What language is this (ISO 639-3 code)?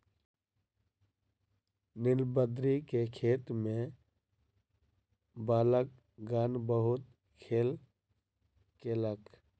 mai